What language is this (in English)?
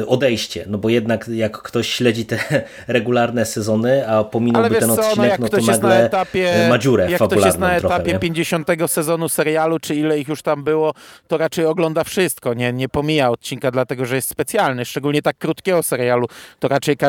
Polish